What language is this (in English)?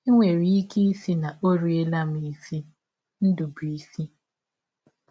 Igbo